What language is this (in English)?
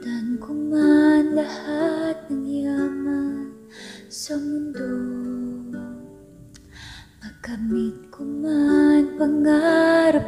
Indonesian